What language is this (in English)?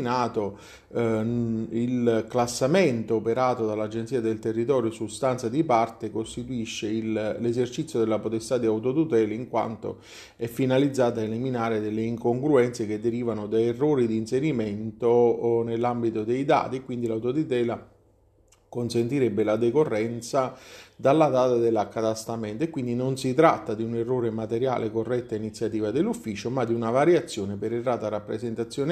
Italian